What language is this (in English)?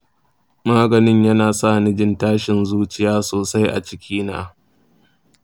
Hausa